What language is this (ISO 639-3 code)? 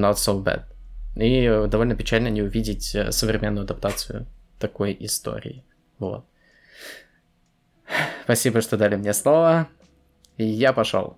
rus